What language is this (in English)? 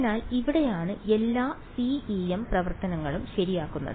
Malayalam